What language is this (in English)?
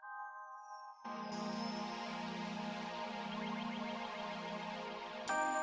Indonesian